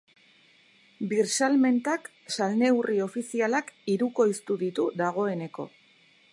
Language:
Basque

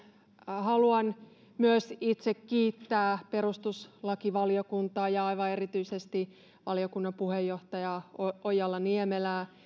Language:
Finnish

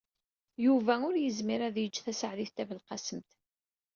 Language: Kabyle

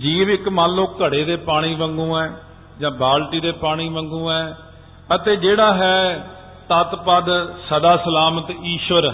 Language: Punjabi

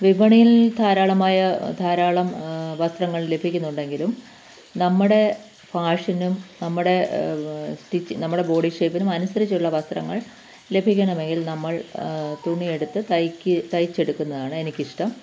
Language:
Malayalam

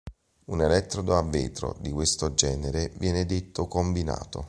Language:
Italian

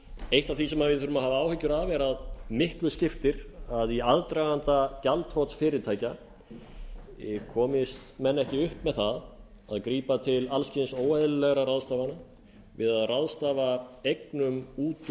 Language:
Icelandic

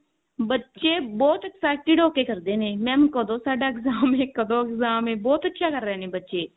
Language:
Punjabi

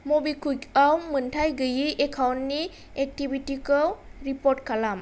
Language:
Bodo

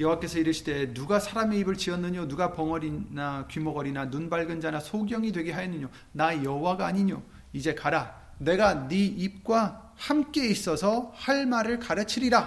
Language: Korean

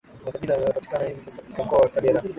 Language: Swahili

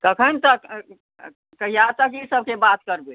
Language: Maithili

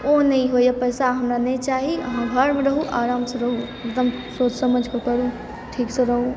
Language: Maithili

